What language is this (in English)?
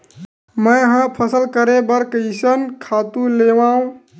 Chhattisgarhi